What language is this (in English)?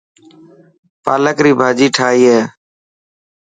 Dhatki